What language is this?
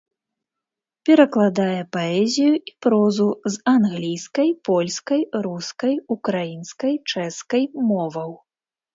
Belarusian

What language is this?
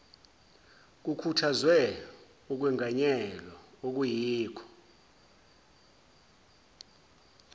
Zulu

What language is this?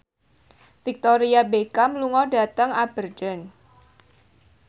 Javanese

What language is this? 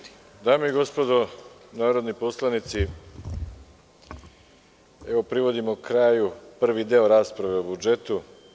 Serbian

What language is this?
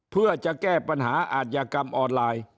Thai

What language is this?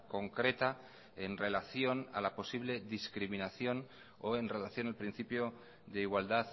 Spanish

